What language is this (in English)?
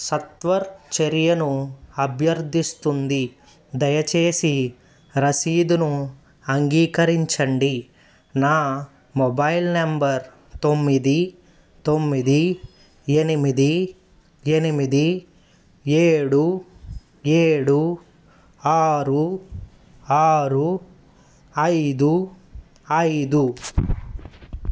Telugu